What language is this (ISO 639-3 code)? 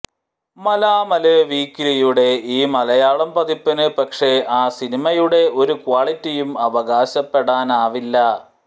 mal